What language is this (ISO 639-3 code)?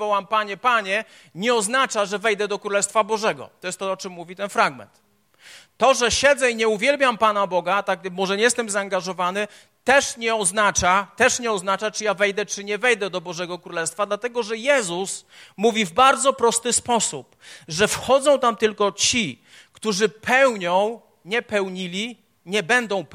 pol